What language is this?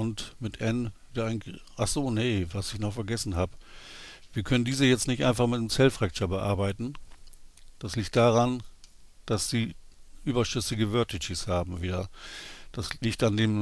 German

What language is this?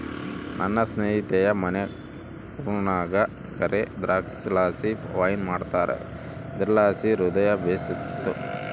Kannada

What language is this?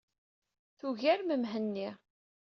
Kabyle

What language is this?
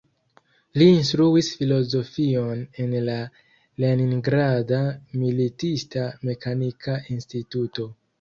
Esperanto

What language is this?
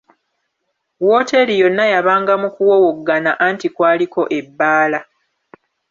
Ganda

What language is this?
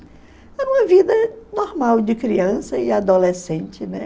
Portuguese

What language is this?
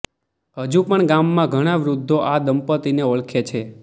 Gujarati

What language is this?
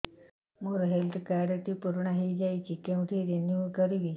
Odia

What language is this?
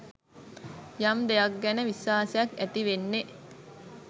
Sinhala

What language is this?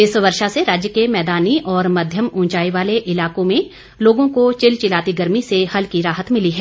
Hindi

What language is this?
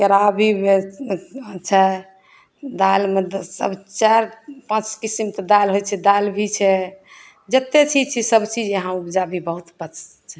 Maithili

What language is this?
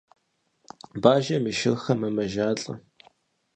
Kabardian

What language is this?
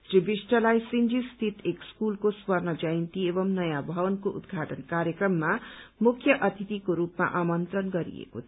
Nepali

